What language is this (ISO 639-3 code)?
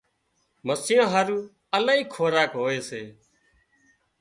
kxp